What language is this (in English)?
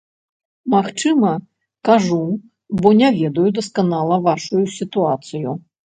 Belarusian